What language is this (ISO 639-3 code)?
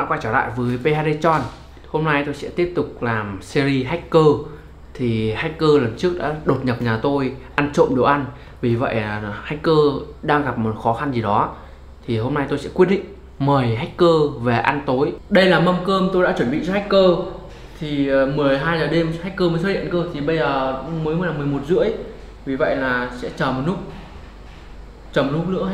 vie